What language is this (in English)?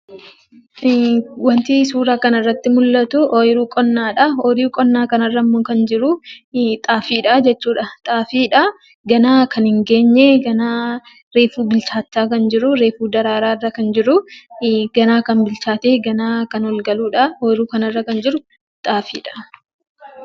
Oromo